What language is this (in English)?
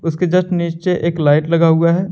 Hindi